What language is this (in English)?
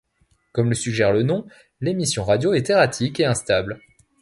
French